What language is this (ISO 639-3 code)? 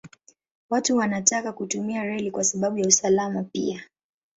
swa